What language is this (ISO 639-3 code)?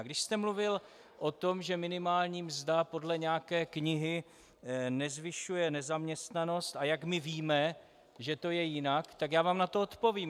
ces